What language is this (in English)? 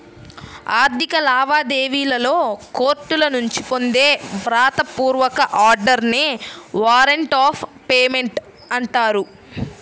Telugu